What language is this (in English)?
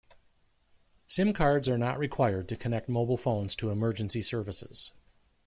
English